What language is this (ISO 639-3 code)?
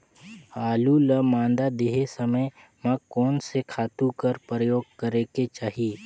hne